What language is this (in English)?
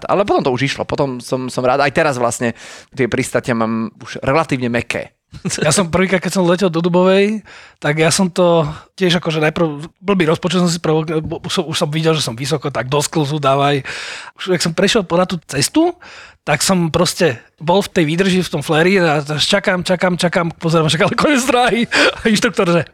Slovak